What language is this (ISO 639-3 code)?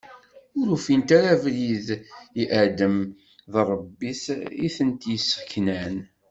kab